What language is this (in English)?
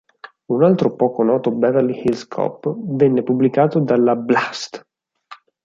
Italian